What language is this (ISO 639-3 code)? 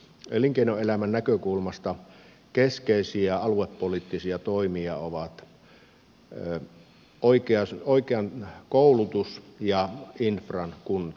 fin